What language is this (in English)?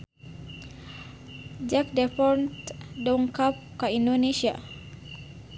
Sundanese